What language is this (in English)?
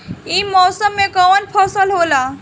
Bhojpuri